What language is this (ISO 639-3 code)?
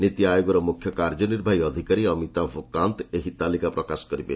ori